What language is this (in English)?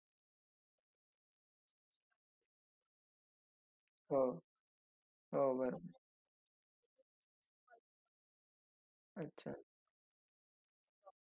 Marathi